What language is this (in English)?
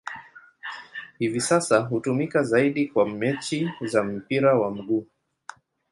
Swahili